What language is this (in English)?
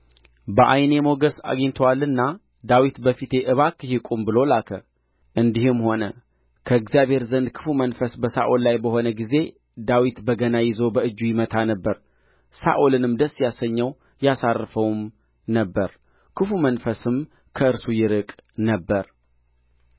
Amharic